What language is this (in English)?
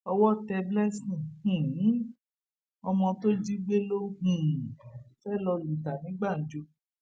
Yoruba